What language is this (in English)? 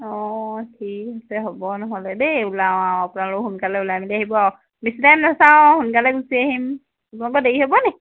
Assamese